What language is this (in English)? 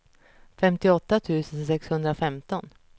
Swedish